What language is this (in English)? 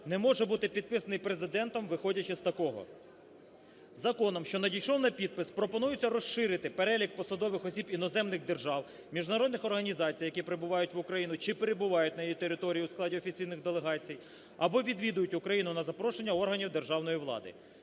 Ukrainian